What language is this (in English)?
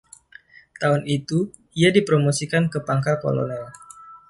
Indonesian